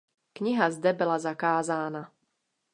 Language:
Czech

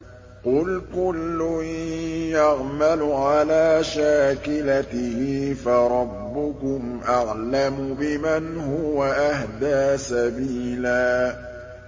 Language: Arabic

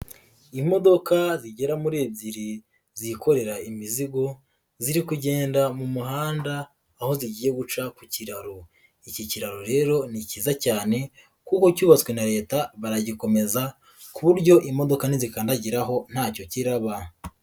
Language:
Kinyarwanda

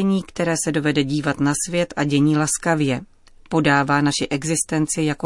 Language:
Czech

